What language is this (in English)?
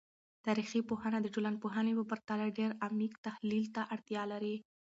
Pashto